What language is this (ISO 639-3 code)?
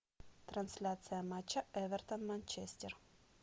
rus